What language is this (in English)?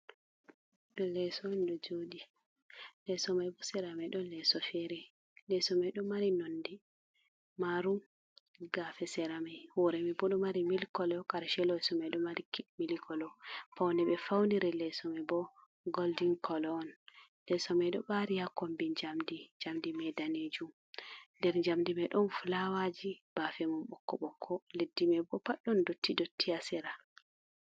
Fula